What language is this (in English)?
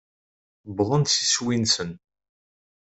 Kabyle